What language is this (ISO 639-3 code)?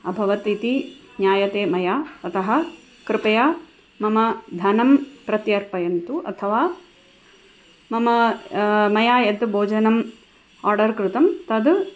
san